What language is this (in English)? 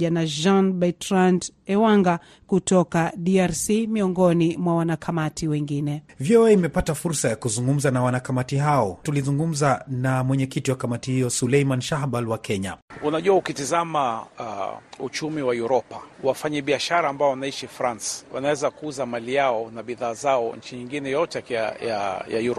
Swahili